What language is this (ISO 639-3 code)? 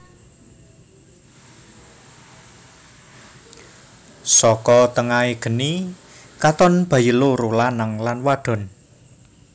jav